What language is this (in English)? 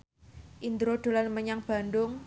Javanese